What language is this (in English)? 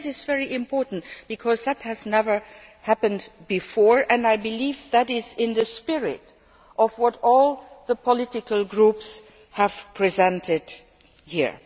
English